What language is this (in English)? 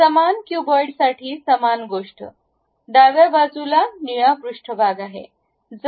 Marathi